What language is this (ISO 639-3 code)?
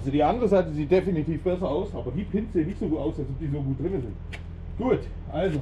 deu